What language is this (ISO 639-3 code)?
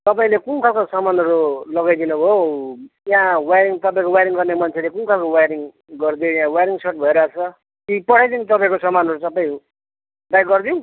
nep